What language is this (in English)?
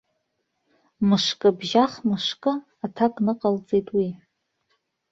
Abkhazian